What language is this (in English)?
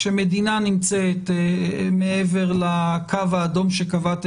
Hebrew